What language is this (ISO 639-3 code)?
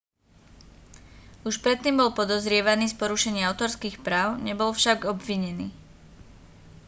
slk